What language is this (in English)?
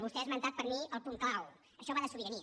Catalan